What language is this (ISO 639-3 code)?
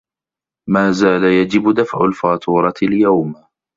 ara